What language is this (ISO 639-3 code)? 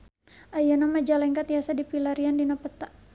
sun